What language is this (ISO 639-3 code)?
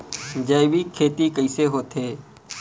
hne